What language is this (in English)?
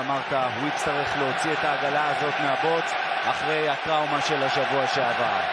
Hebrew